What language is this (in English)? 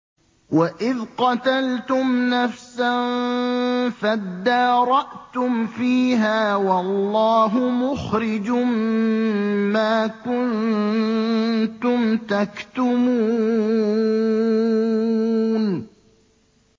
Arabic